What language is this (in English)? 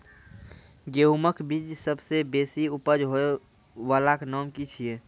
Maithili